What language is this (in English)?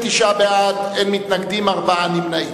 Hebrew